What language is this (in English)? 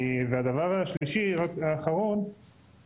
Hebrew